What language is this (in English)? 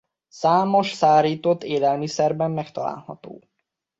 Hungarian